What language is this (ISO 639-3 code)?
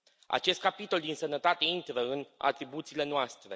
ron